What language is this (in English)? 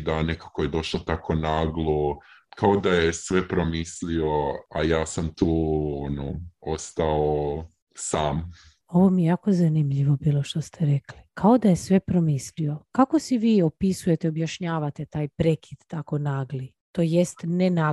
Croatian